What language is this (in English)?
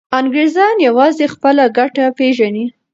Pashto